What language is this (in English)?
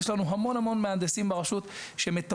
Hebrew